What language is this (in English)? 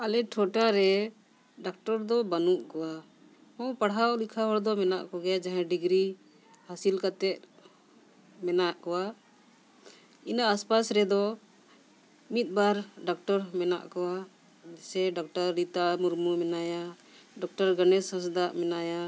Santali